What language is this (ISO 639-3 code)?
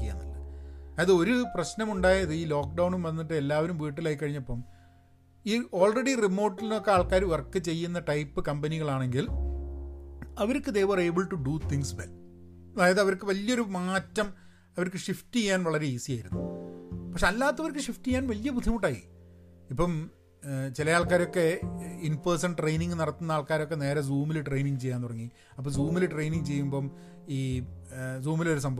mal